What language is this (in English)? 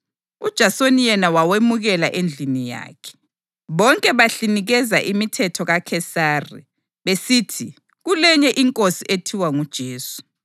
North Ndebele